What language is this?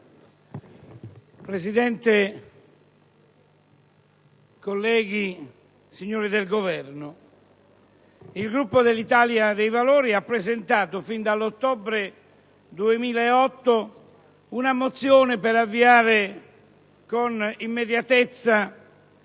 Italian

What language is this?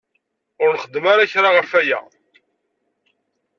Kabyle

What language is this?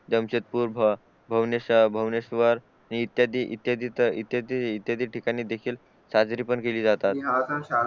Marathi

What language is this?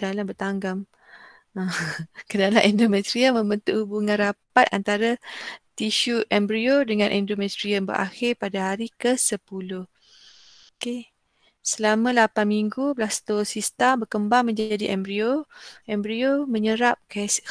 Malay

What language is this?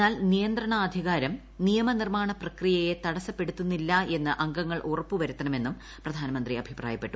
Malayalam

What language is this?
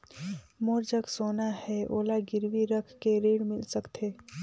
Chhattisgarhi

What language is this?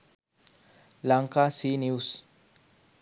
Sinhala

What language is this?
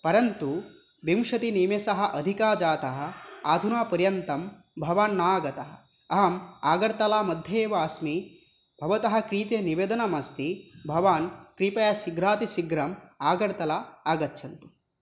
Sanskrit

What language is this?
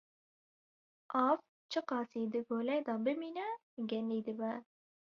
Kurdish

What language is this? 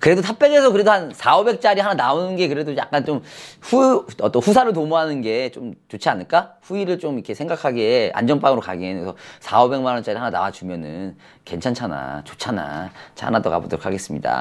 Korean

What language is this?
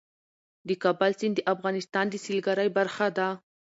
Pashto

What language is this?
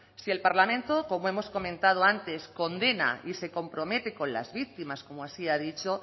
Spanish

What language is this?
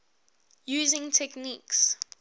English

